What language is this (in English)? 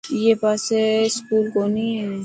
Dhatki